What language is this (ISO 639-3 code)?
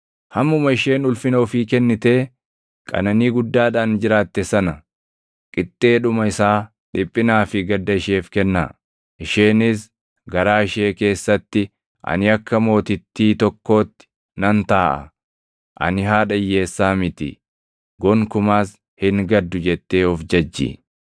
orm